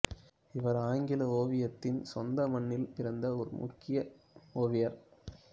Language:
Tamil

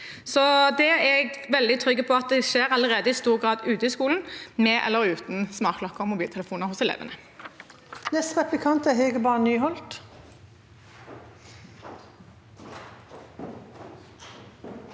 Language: Norwegian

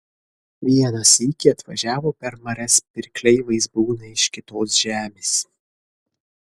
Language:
Lithuanian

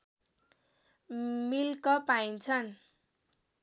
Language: Nepali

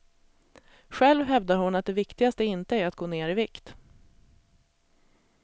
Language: Swedish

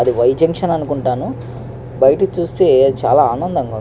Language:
Telugu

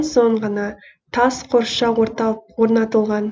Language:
Kazakh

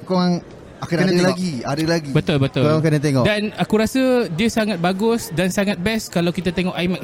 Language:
Malay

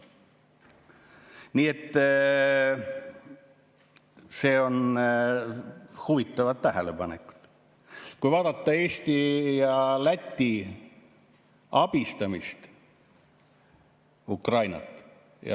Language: Estonian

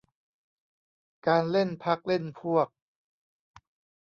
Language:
Thai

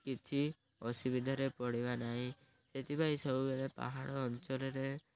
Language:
Odia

